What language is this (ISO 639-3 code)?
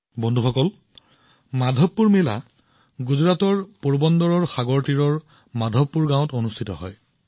asm